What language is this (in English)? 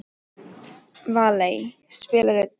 Icelandic